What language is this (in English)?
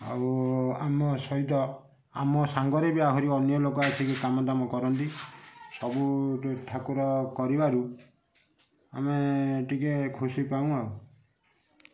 Odia